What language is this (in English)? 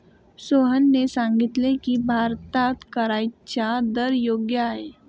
Marathi